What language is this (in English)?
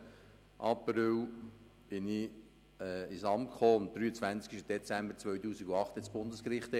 Swiss German